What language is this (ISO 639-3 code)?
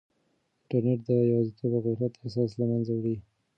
pus